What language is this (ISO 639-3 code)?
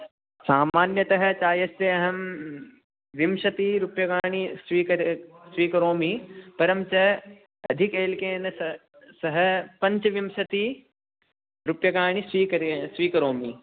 san